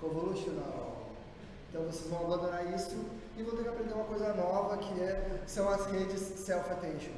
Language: Portuguese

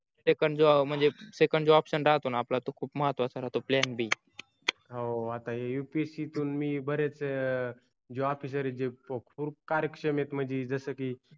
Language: Marathi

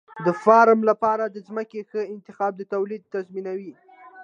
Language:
Pashto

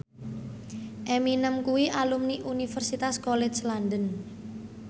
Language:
Javanese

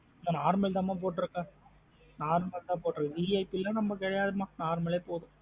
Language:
Tamil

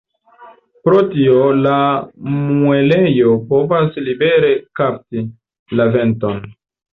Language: Esperanto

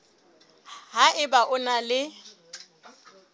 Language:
Southern Sotho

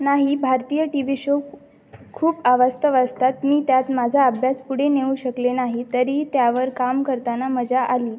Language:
Marathi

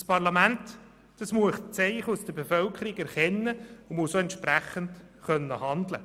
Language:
Swiss German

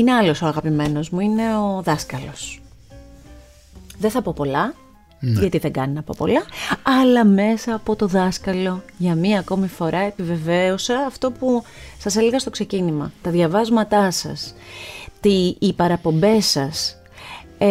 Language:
Greek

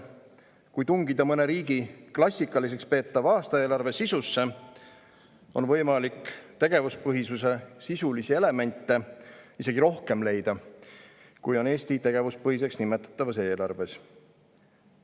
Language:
Estonian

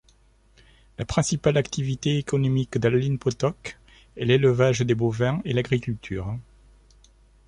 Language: French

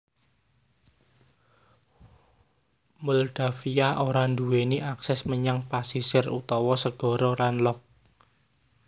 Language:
Javanese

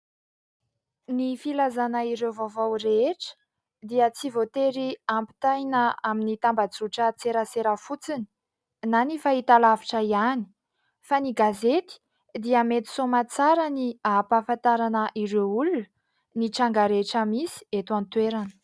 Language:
Malagasy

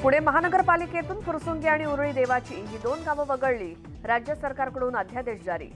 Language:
Marathi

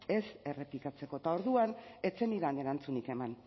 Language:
Basque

